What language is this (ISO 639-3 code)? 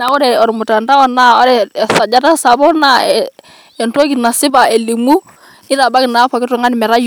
mas